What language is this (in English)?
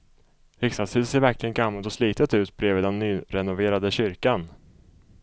Swedish